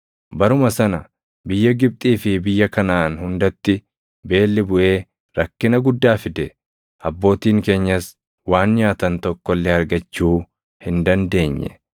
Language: Oromo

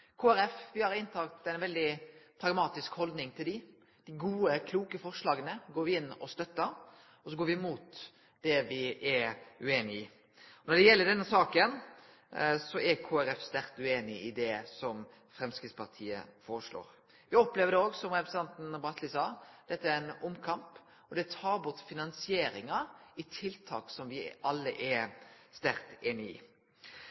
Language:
Norwegian Nynorsk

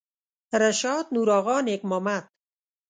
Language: Pashto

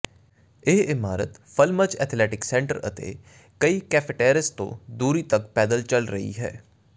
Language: Punjabi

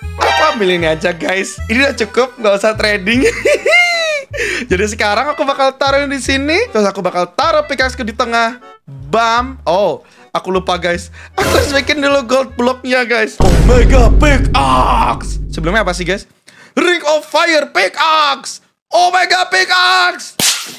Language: Indonesian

